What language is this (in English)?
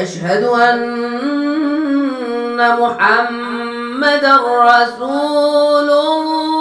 Arabic